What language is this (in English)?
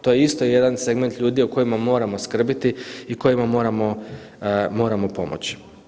Croatian